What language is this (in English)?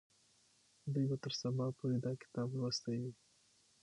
Pashto